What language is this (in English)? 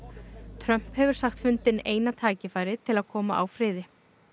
Icelandic